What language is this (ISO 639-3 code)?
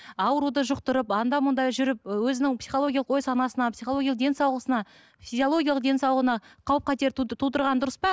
kaz